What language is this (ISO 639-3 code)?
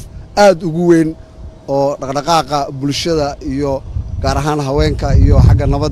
ara